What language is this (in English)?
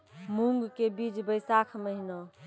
Maithili